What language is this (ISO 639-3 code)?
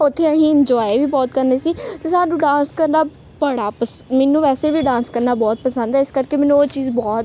pan